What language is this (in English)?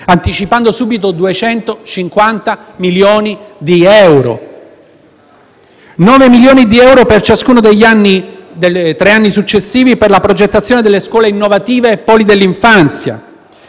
Italian